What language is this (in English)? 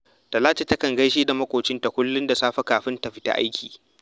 Hausa